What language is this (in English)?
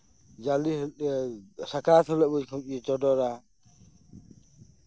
Santali